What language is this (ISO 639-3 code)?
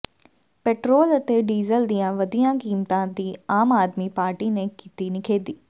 pan